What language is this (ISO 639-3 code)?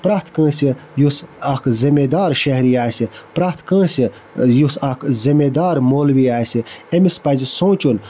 kas